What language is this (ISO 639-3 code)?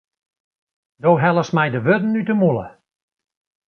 fry